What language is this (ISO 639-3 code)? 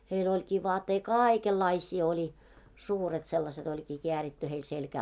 fin